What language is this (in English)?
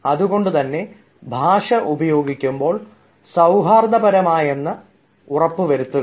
Malayalam